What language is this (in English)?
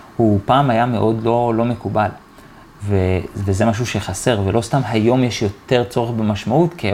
Hebrew